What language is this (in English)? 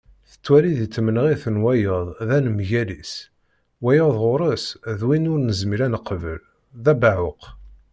Kabyle